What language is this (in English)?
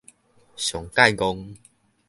Min Nan Chinese